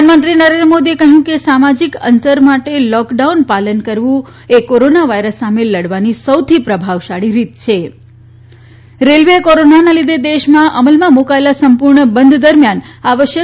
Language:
Gujarati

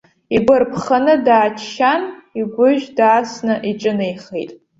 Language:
Abkhazian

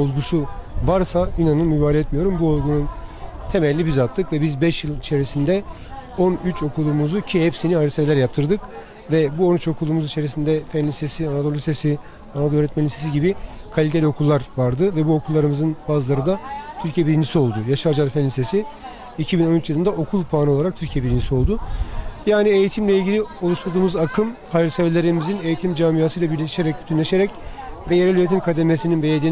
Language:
Turkish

